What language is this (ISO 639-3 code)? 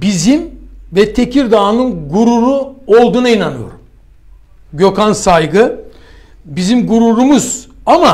tur